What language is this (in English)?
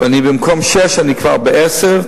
Hebrew